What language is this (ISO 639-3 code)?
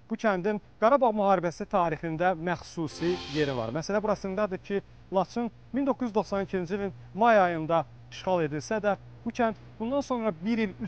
tur